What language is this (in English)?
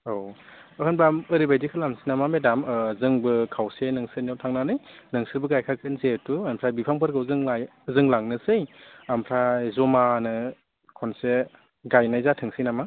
Bodo